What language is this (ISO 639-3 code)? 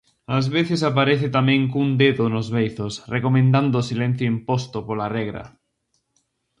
glg